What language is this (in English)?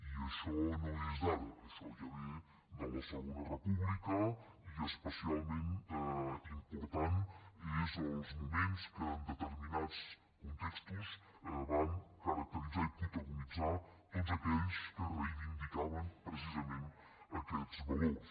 Catalan